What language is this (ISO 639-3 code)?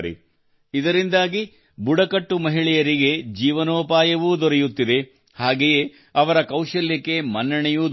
kan